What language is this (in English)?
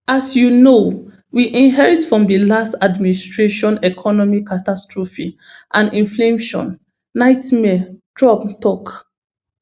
Nigerian Pidgin